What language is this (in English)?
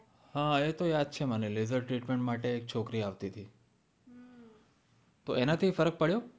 Gujarati